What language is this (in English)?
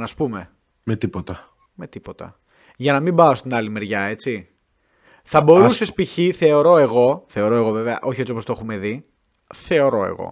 Greek